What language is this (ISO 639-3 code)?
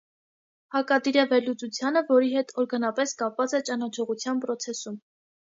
hye